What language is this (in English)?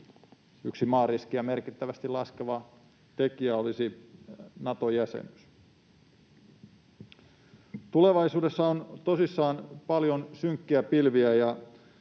Finnish